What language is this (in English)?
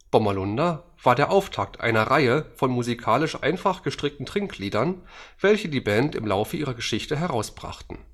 German